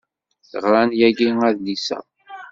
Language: Kabyle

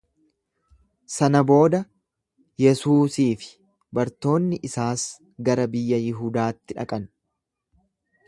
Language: Oromo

